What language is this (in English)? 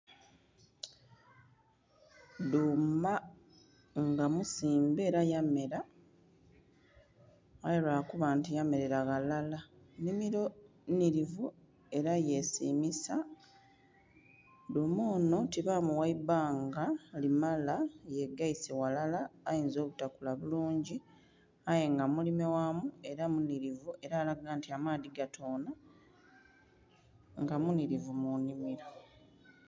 Soga